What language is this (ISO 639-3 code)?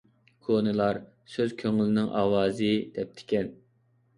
uig